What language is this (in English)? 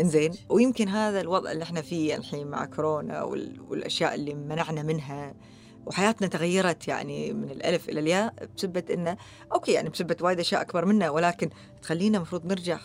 Arabic